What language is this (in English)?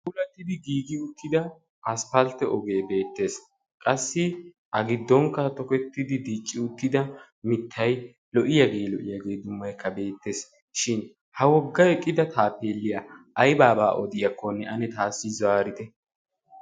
Wolaytta